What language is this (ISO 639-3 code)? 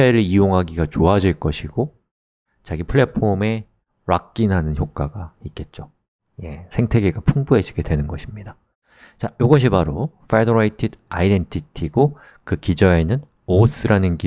kor